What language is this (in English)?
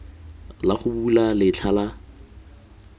Tswana